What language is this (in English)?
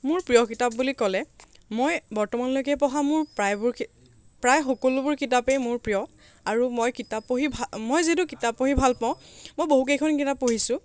Assamese